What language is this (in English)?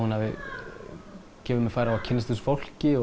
Icelandic